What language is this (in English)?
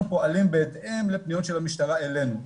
Hebrew